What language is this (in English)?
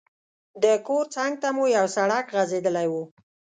Pashto